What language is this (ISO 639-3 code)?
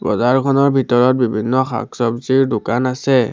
asm